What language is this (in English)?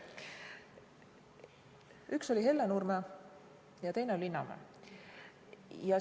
Estonian